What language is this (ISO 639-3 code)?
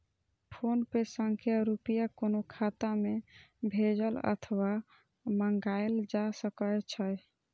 mai